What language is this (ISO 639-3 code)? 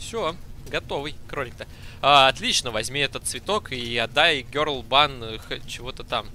rus